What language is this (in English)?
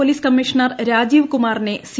Malayalam